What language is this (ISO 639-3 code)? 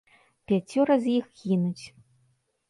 bel